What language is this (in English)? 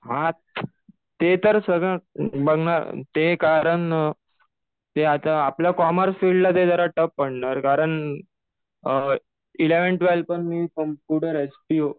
Marathi